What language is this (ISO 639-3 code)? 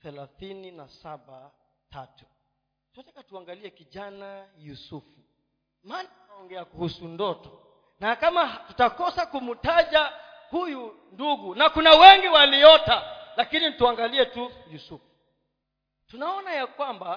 swa